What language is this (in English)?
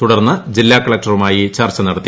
Malayalam